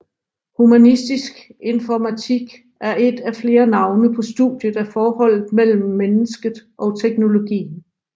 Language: Danish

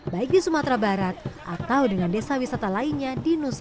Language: Indonesian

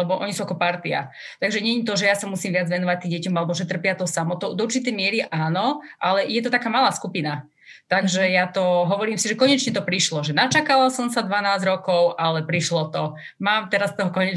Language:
Slovak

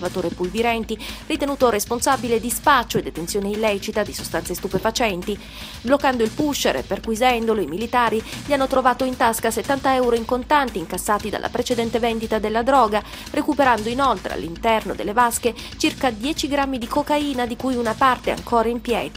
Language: Italian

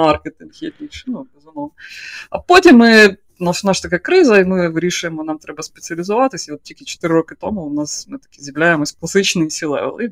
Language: Ukrainian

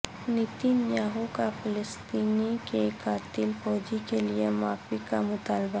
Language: Urdu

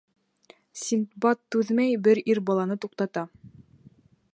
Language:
Bashkir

